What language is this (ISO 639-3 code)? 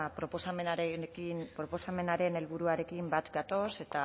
eus